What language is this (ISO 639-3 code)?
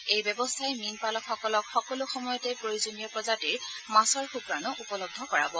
asm